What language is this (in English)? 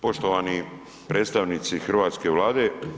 Croatian